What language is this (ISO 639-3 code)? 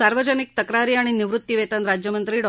mar